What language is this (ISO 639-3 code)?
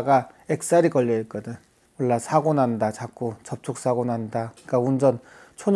kor